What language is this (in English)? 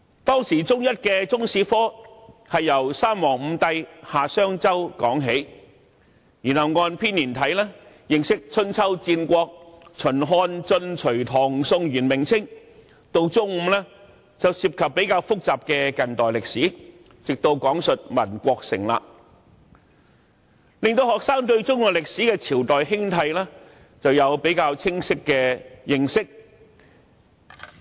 Cantonese